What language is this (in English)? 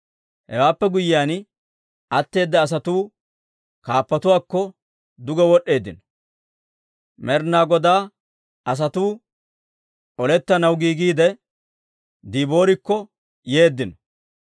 Dawro